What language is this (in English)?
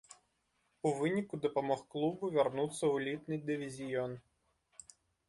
Belarusian